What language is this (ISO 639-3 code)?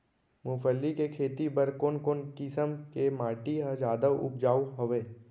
hne